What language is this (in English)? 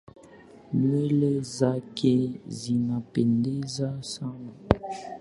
Swahili